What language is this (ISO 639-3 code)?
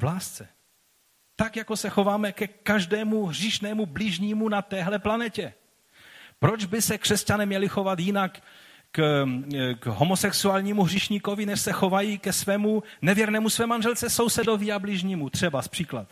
ces